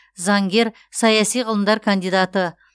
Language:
Kazakh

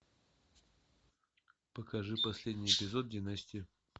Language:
Russian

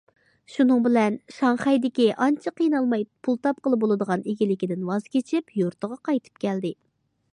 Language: Uyghur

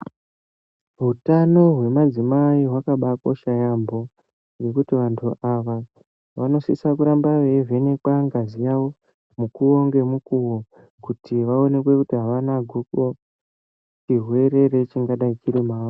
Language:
Ndau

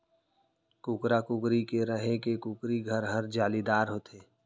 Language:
Chhattisgarhi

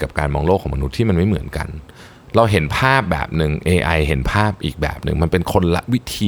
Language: Thai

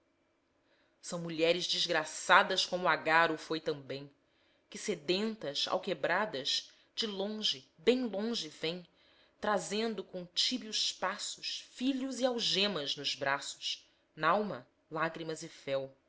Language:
Portuguese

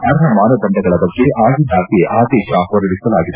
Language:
Kannada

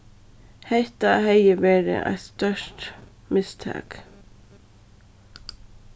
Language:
Faroese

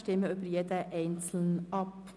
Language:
Swiss German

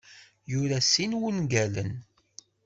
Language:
Kabyle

